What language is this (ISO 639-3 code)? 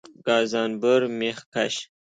fas